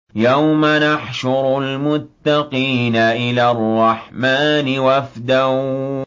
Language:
Arabic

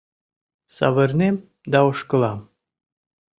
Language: Mari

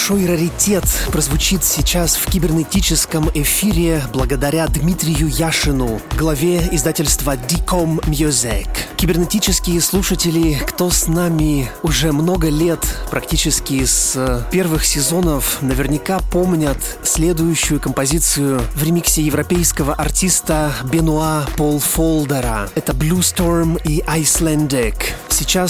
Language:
Russian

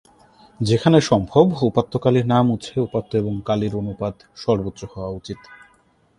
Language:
Bangla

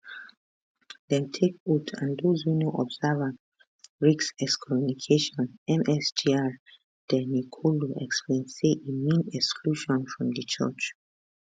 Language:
Nigerian Pidgin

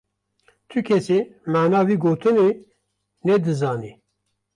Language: Kurdish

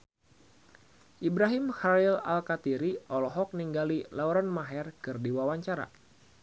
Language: Sundanese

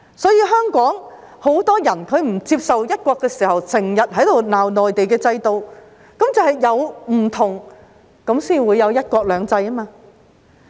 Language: Cantonese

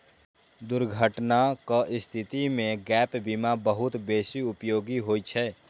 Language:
Maithili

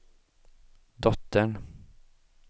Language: Swedish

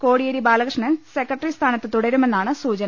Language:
Malayalam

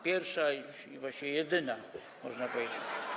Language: Polish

